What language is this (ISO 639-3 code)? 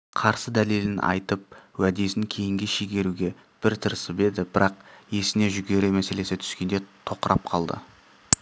kaz